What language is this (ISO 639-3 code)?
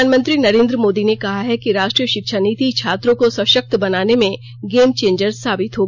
hin